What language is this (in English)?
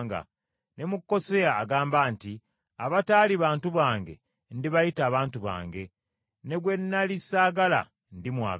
Ganda